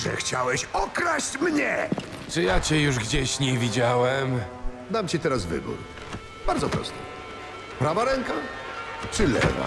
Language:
Polish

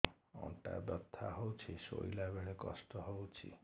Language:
Odia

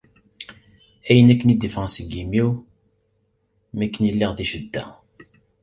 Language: Kabyle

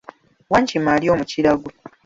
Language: Ganda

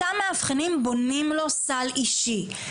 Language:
Hebrew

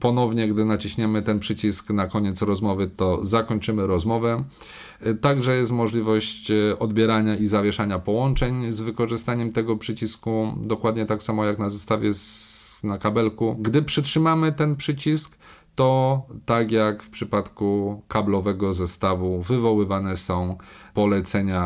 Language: Polish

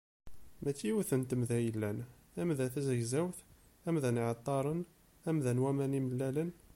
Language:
Kabyle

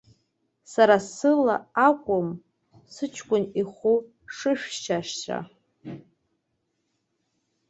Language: Abkhazian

